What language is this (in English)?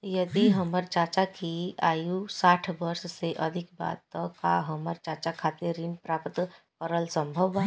Bhojpuri